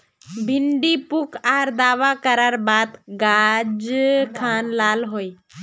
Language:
Magahi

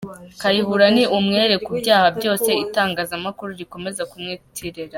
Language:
Kinyarwanda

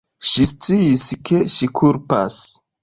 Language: Esperanto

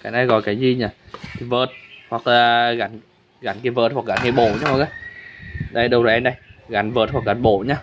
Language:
Vietnamese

